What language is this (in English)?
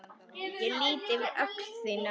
Icelandic